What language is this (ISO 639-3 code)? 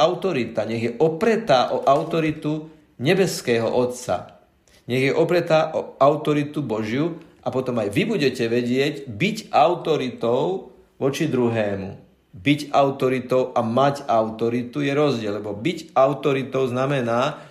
slk